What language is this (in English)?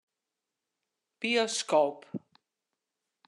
Western Frisian